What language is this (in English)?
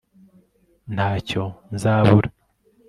Kinyarwanda